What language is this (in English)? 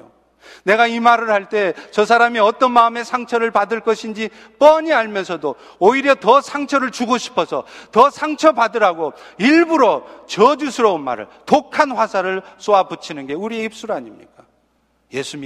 Korean